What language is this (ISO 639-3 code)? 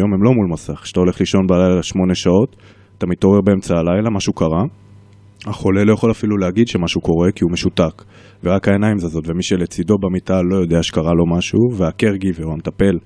heb